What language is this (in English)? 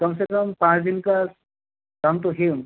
Hindi